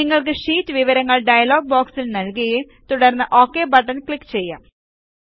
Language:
Malayalam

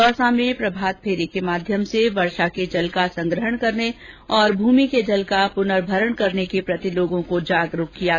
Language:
Hindi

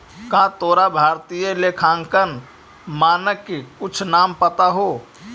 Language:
Magahi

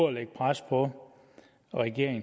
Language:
Danish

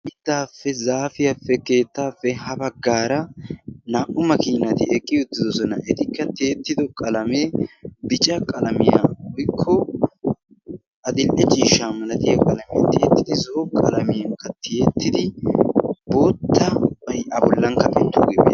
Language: Wolaytta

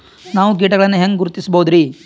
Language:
Kannada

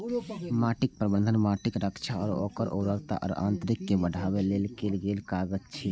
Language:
Maithili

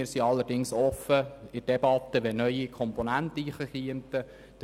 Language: Swiss German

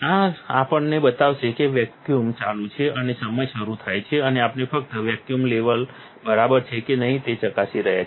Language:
Gujarati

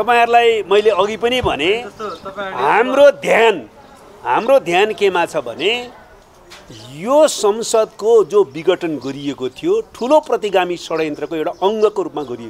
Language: Romanian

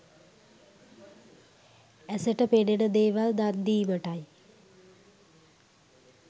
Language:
Sinhala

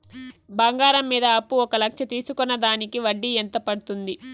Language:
Telugu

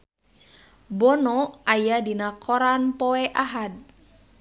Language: Sundanese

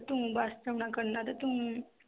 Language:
Punjabi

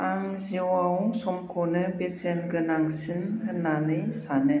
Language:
Bodo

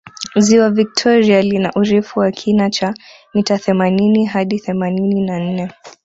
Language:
Swahili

